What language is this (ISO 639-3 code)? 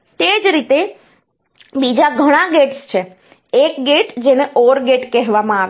guj